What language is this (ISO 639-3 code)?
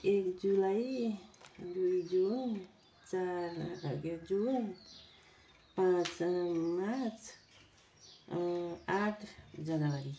nep